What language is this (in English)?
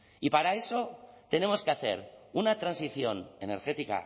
Spanish